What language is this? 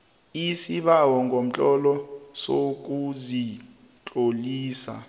South Ndebele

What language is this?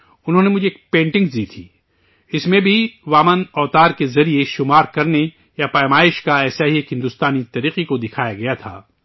Urdu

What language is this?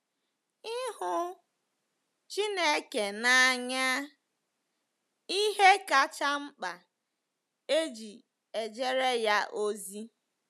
Igbo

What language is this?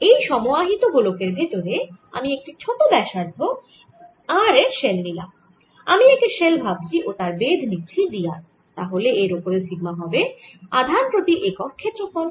Bangla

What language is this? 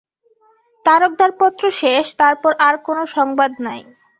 Bangla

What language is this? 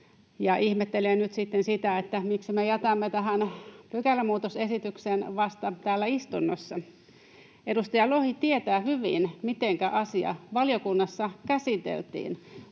Finnish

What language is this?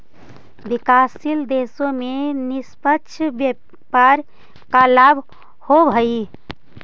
Magahi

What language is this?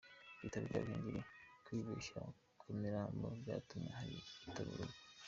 Kinyarwanda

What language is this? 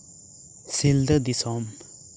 Santali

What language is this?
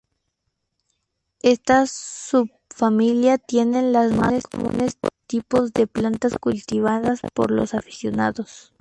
Spanish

